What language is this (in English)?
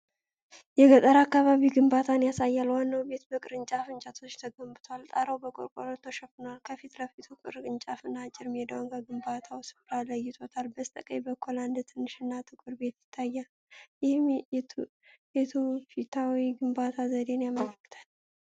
Amharic